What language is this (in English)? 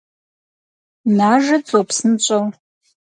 Kabardian